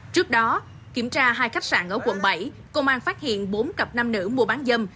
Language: Vietnamese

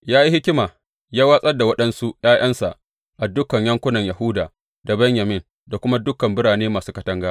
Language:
Hausa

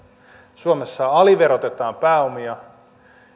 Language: Finnish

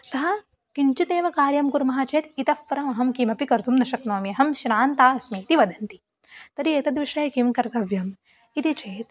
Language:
Sanskrit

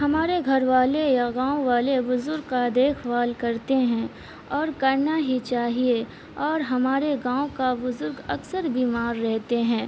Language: Urdu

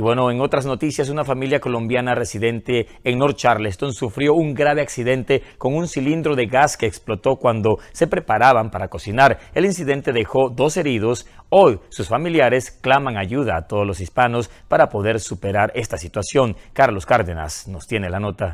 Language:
Spanish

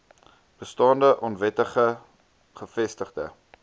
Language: Afrikaans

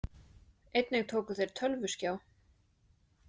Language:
Icelandic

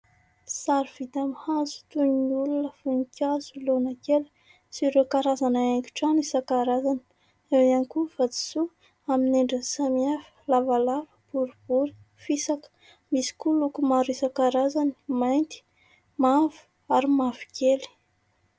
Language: Malagasy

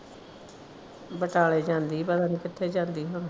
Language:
Punjabi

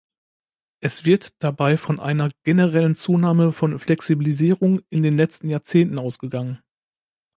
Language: German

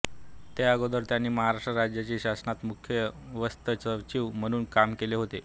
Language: Marathi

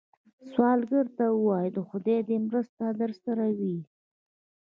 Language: Pashto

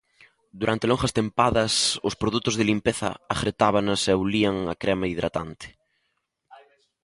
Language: Galician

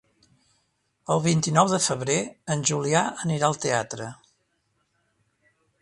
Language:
Catalan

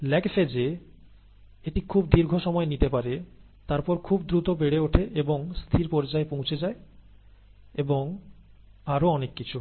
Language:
Bangla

